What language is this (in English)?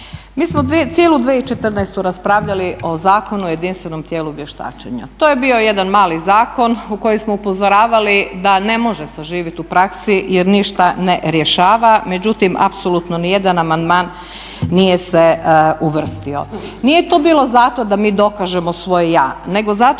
Croatian